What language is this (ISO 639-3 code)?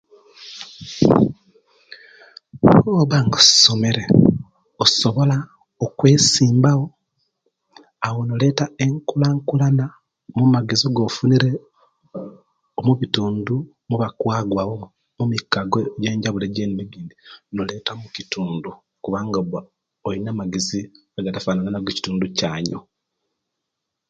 lke